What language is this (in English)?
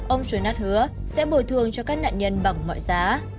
Vietnamese